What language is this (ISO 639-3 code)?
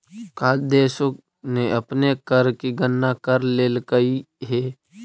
mag